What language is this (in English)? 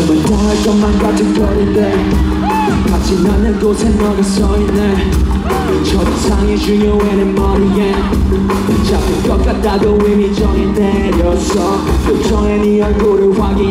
Italian